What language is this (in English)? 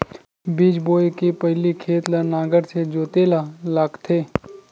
Chhattisgarhi